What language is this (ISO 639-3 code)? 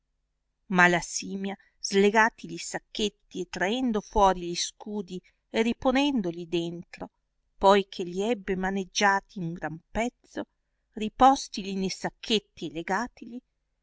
ita